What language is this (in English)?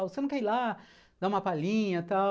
Portuguese